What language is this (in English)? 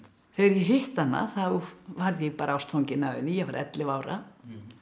Icelandic